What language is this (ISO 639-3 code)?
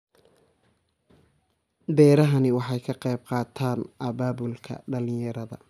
som